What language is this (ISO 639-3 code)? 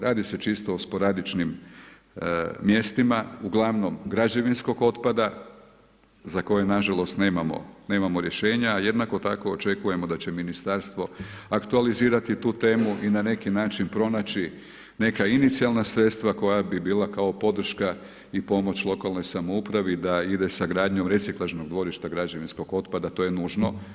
hrv